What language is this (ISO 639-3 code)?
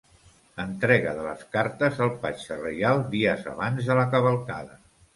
cat